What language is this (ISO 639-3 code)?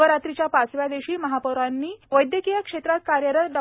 mar